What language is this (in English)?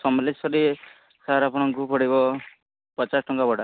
Odia